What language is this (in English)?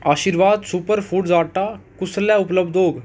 Dogri